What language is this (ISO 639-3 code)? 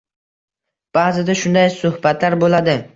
uzb